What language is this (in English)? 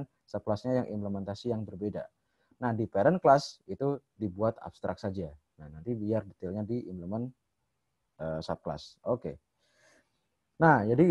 Indonesian